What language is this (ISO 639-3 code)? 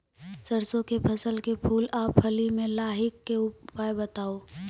mai